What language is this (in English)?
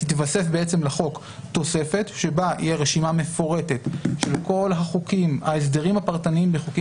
Hebrew